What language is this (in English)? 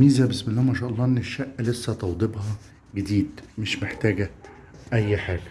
Arabic